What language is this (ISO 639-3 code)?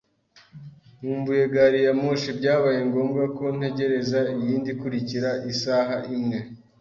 kin